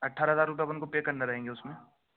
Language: Urdu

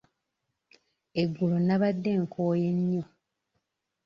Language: Ganda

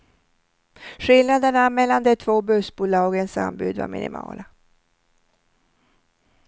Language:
Swedish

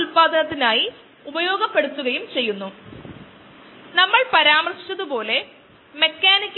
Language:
Malayalam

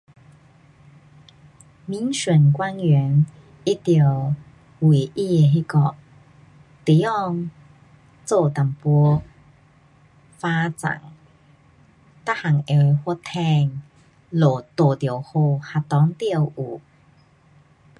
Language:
Pu-Xian Chinese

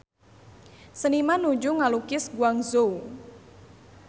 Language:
Sundanese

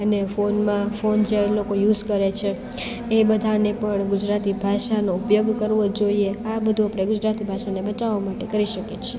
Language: Gujarati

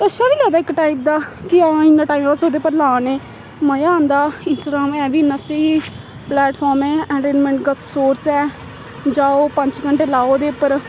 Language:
Dogri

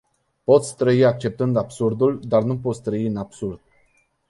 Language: Romanian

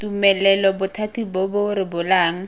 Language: Tswana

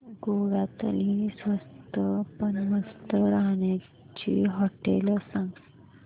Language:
Marathi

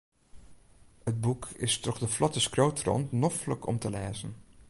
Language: Western Frisian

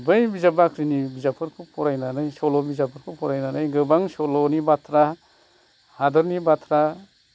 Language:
Bodo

